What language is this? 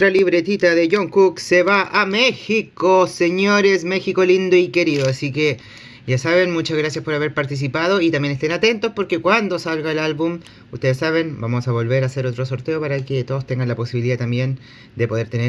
Spanish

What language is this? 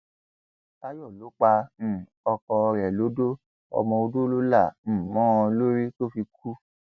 Yoruba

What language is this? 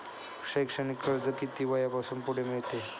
Marathi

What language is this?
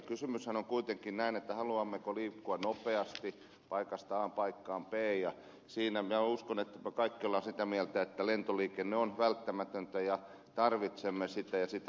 Finnish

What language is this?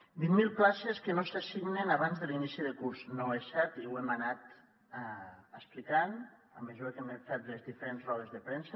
Catalan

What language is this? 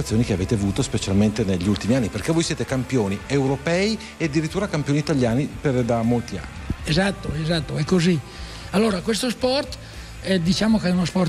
Italian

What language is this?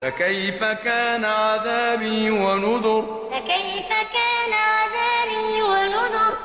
Arabic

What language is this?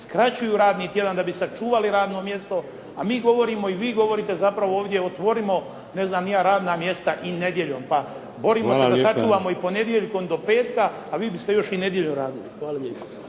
Croatian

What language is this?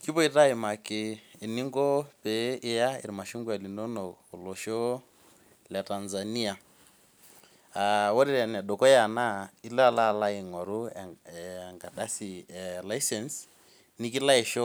Masai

